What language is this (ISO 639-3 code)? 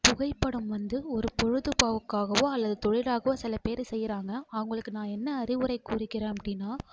tam